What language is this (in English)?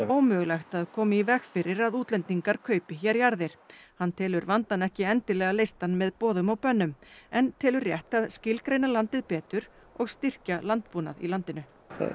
Icelandic